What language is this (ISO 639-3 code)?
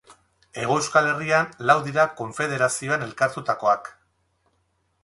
eus